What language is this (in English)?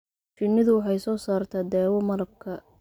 Somali